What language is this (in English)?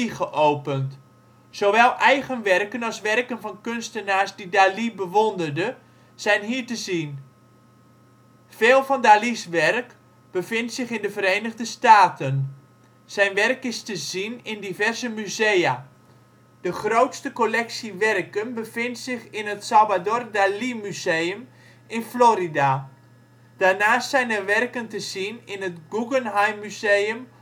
Dutch